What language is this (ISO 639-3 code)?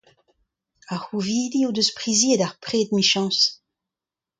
bre